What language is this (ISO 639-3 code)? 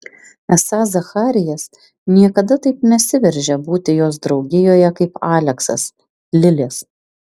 lit